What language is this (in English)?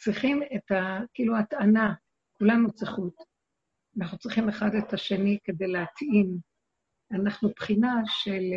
Hebrew